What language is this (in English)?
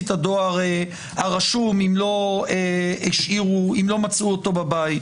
Hebrew